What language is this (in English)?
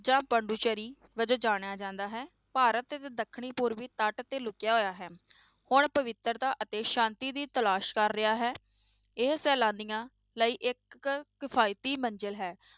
Punjabi